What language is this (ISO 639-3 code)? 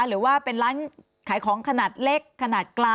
tha